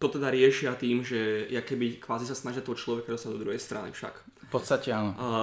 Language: Slovak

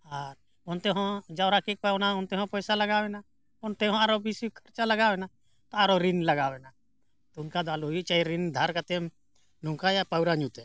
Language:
Santali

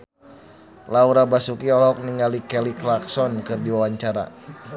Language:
Sundanese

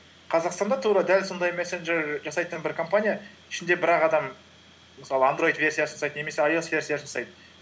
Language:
Kazakh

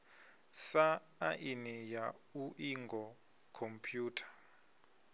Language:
Venda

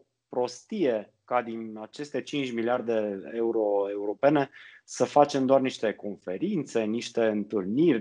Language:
Romanian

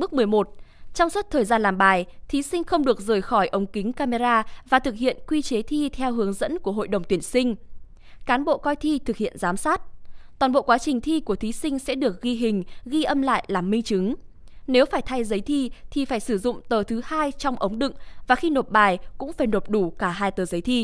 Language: Vietnamese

